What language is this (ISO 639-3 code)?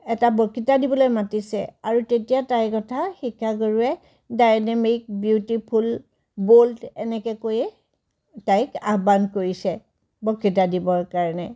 asm